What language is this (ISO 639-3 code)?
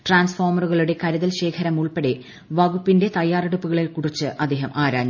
mal